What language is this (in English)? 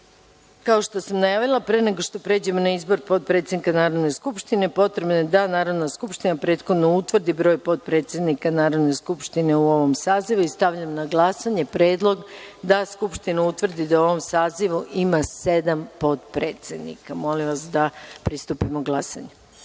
Serbian